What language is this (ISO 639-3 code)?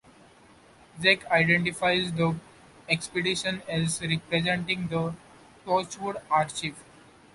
eng